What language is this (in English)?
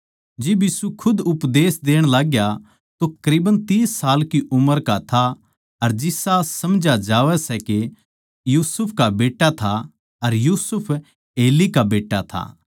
Haryanvi